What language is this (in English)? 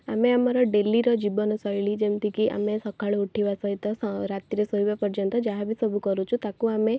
Odia